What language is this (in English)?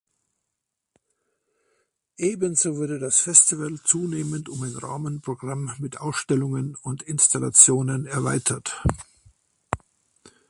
German